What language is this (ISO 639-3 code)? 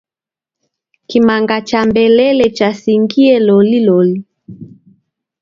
dav